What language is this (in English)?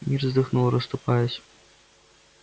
Russian